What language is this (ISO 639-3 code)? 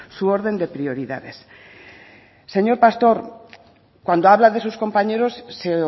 spa